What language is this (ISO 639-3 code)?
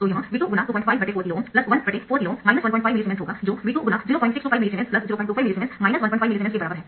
hin